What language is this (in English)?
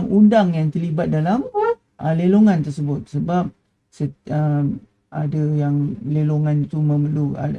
Malay